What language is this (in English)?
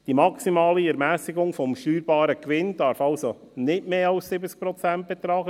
Swiss German